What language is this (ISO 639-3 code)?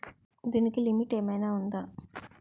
tel